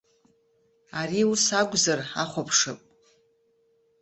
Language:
Abkhazian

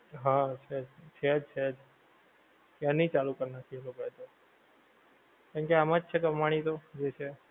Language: Gujarati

